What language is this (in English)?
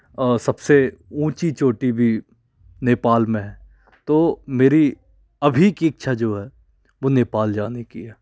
Hindi